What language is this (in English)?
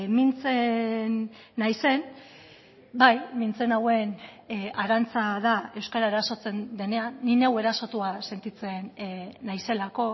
Basque